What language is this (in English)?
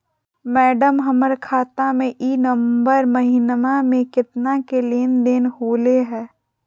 Magahi